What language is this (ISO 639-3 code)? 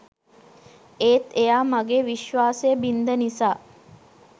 sin